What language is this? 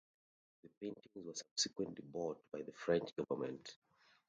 English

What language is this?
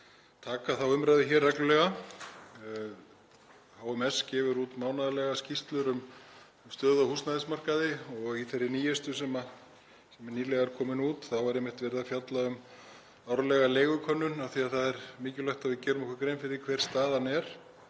Icelandic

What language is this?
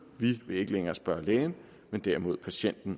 Danish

